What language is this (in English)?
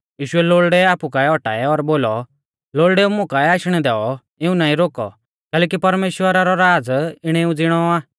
Mahasu Pahari